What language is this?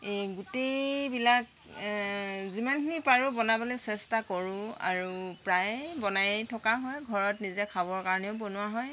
Assamese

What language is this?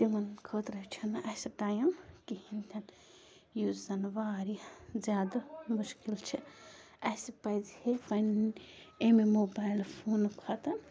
Kashmiri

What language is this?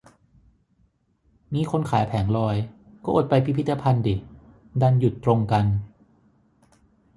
Thai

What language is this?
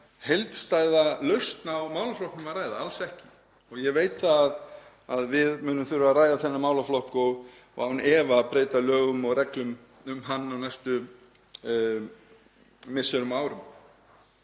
Icelandic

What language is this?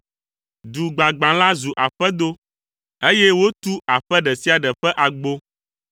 Ewe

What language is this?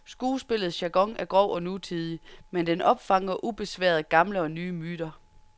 Danish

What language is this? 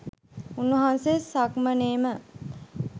Sinhala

